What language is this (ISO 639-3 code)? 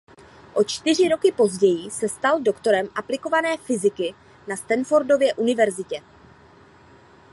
ces